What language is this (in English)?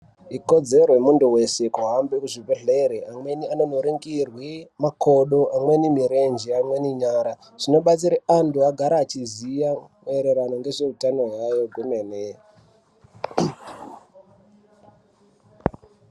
Ndau